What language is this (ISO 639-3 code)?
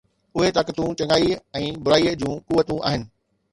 snd